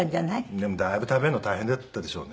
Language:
Japanese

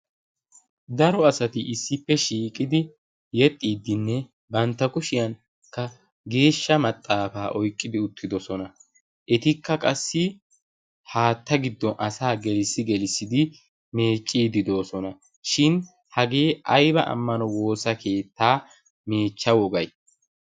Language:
Wolaytta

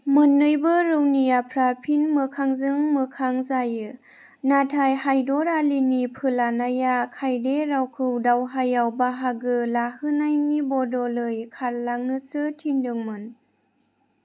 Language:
Bodo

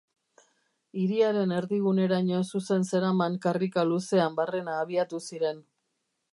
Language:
Basque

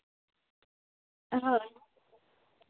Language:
Santali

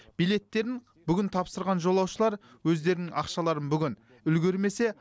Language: Kazakh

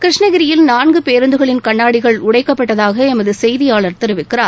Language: Tamil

